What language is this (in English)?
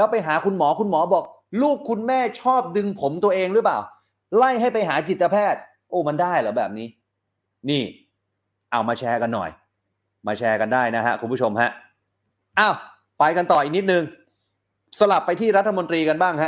Thai